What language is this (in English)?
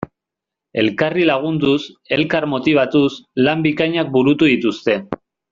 Basque